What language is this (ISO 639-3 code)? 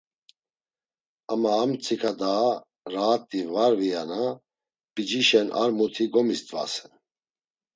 lzz